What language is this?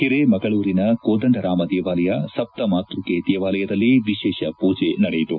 Kannada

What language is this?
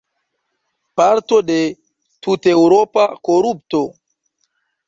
Esperanto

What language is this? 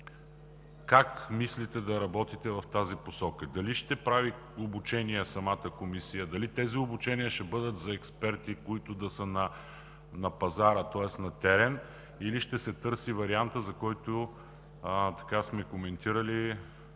Bulgarian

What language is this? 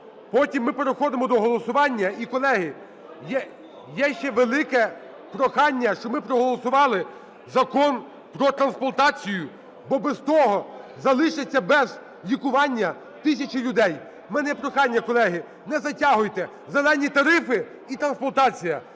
Ukrainian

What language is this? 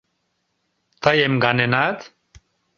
Mari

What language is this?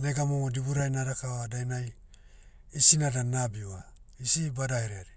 Motu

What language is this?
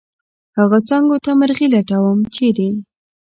Pashto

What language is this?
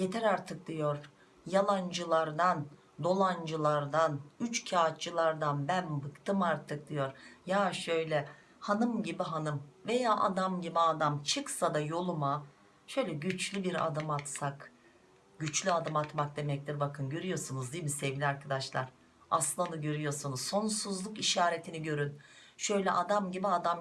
Turkish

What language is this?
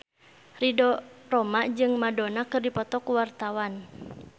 Sundanese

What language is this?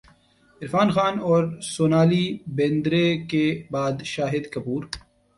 Urdu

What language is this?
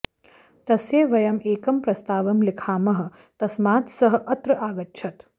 Sanskrit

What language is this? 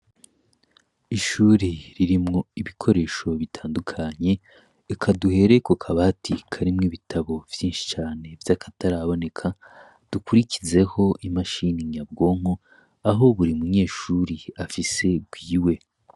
Rundi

